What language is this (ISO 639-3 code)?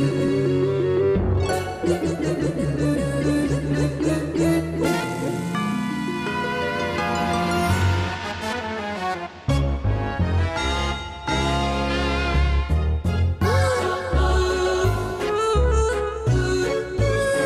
jpn